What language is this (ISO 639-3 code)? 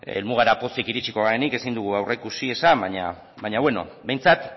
eus